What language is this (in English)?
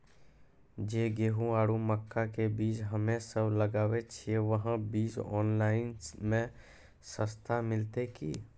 Maithili